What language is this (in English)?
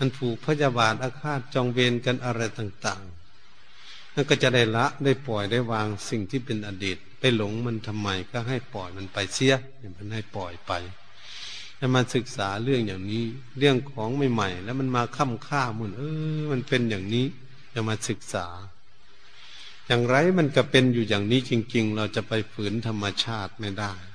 Thai